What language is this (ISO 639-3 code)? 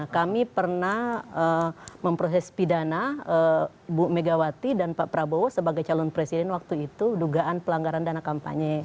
ind